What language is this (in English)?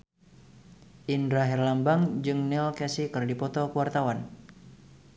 Sundanese